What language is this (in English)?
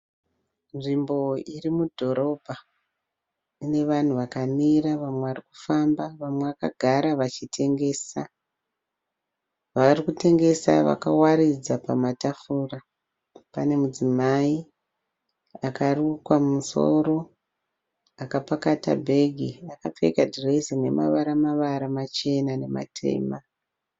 Shona